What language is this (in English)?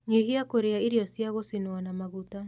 Kikuyu